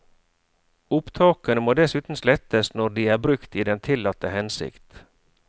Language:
Norwegian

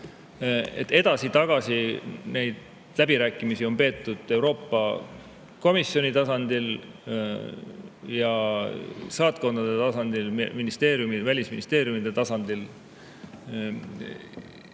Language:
Estonian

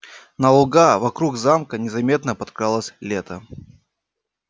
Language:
Russian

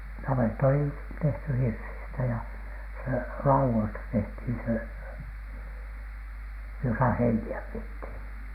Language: Finnish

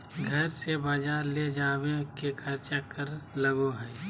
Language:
Magahi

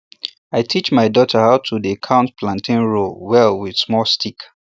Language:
Nigerian Pidgin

